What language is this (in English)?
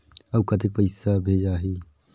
Chhattisgarhi